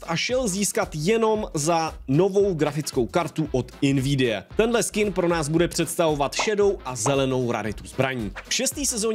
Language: Czech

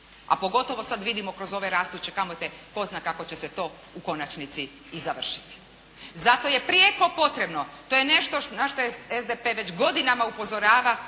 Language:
Croatian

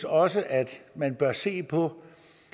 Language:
Danish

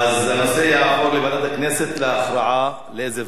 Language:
Hebrew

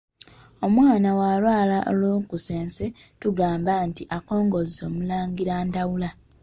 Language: Ganda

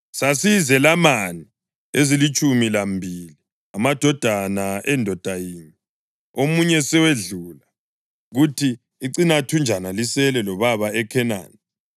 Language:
North Ndebele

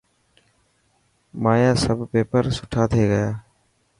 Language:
Dhatki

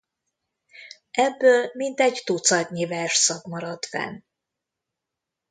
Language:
Hungarian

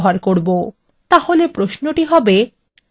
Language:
Bangla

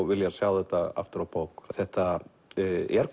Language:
Icelandic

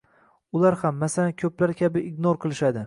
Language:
Uzbek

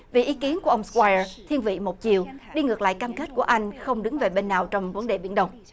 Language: Vietnamese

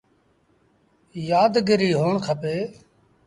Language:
Sindhi Bhil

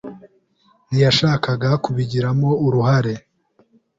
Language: Kinyarwanda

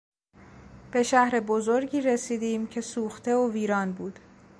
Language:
Persian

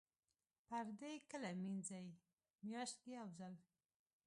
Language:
Pashto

